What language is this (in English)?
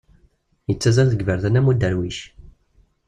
Kabyle